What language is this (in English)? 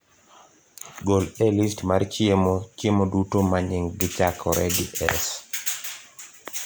Luo (Kenya and Tanzania)